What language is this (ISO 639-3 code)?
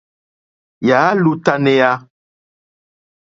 bri